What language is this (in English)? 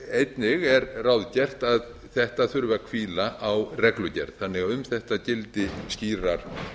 Icelandic